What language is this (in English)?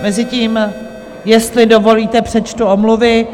Czech